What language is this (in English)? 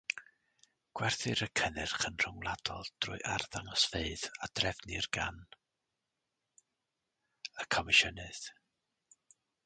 Welsh